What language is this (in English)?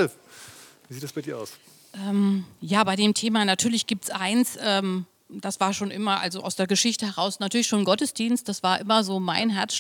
German